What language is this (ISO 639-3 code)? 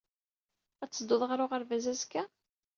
kab